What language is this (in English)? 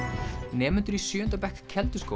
Icelandic